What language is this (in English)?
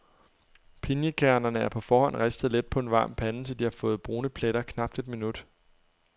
Danish